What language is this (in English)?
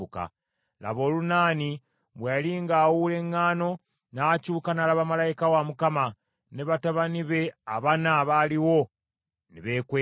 Ganda